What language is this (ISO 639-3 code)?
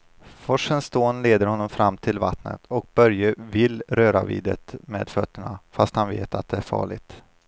swe